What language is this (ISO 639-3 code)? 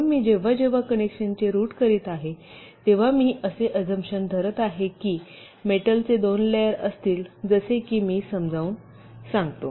mar